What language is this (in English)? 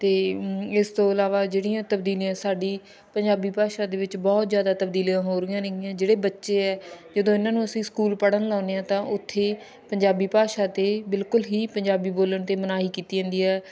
Punjabi